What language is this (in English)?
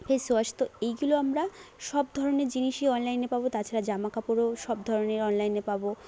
Bangla